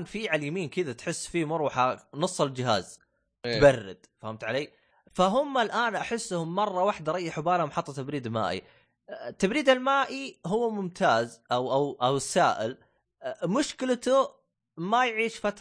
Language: Arabic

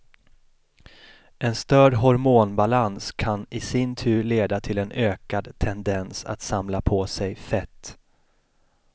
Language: Swedish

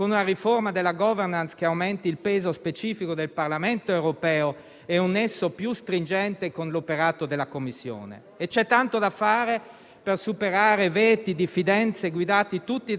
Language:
Italian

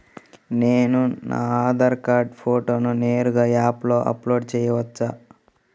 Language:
Telugu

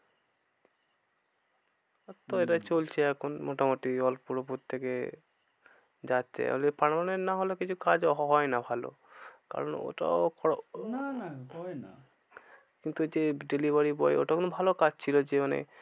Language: Bangla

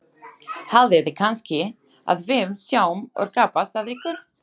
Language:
Icelandic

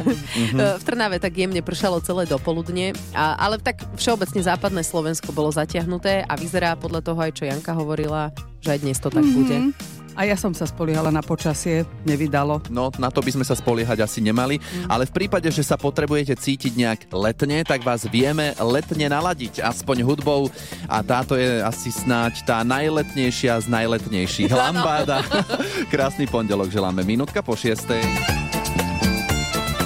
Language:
Slovak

